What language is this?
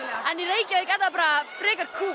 Icelandic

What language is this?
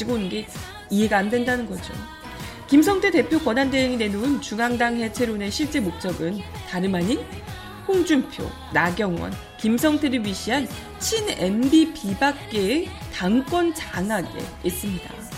Korean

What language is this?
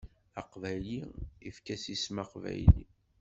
Kabyle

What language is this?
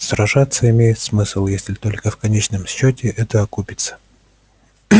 Russian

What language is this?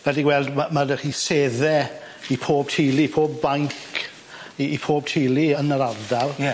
Welsh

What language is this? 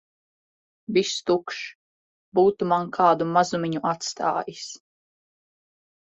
Latvian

